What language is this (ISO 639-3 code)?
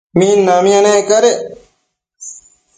mcf